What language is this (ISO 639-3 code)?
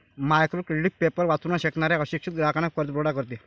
mar